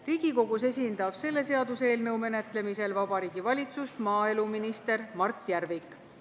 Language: Estonian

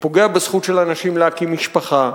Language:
Hebrew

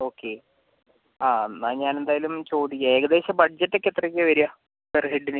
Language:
Malayalam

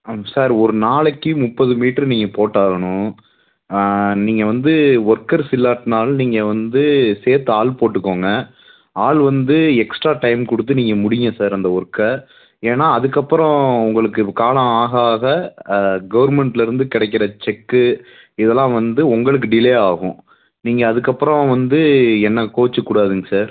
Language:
Tamil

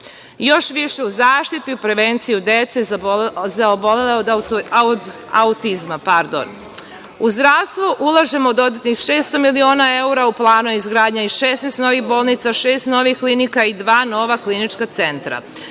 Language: Serbian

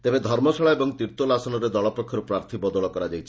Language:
Odia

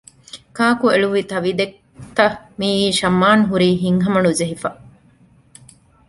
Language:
Divehi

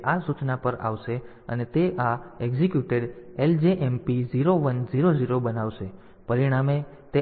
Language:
Gujarati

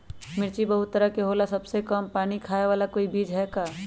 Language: Magahi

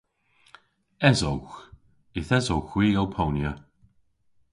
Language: Cornish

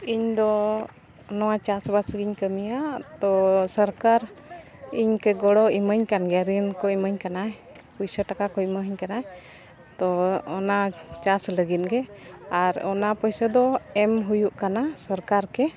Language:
Santali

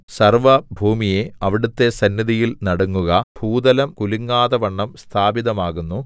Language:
Malayalam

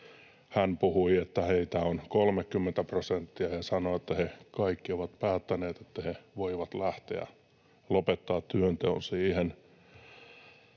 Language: Finnish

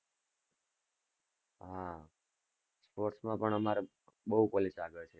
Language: Gujarati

